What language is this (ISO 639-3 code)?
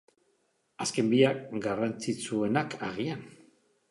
eus